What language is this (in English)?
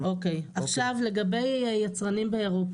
Hebrew